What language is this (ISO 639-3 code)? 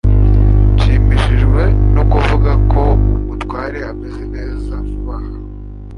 kin